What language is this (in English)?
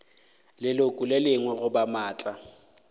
Northern Sotho